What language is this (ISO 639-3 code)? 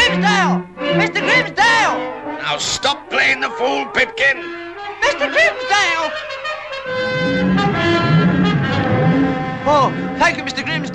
eng